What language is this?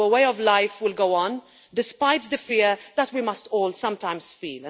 English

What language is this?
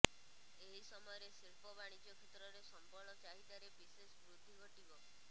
Odia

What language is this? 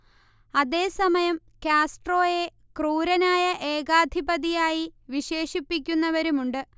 Malayalam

